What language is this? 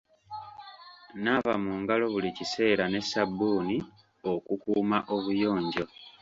Ganda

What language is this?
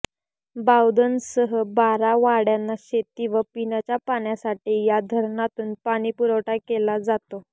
Marathi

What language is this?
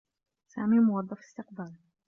Arabic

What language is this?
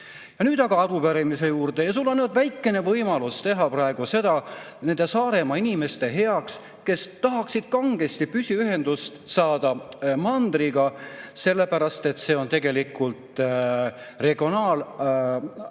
Estonian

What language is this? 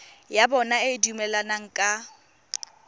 Tswana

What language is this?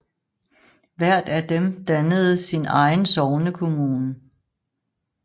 Danish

